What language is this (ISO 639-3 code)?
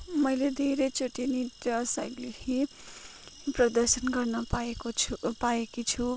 nep